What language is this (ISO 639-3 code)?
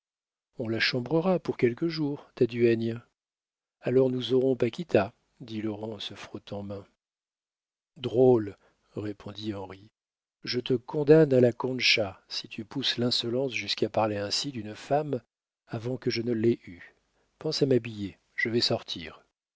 fra